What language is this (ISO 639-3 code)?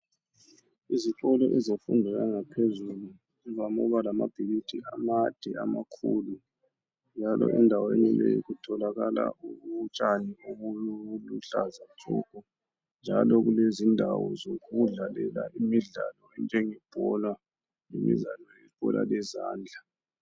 nde